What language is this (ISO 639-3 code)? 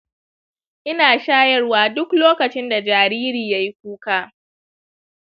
hau